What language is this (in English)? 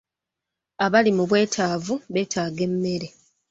Ganda